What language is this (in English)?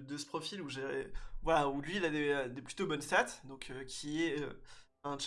French